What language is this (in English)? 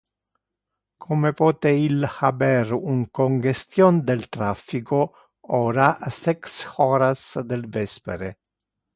Interlingua